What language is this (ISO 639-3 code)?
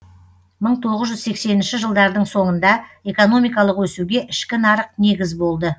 kaz